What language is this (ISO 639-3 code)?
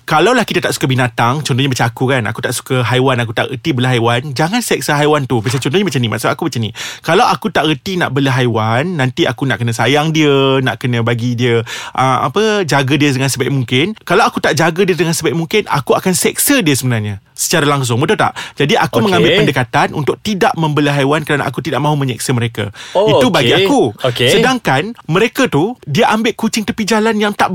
msa